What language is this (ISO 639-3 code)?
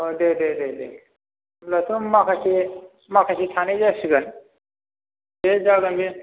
brx